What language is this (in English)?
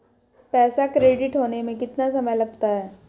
Hindi